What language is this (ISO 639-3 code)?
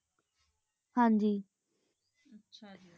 pan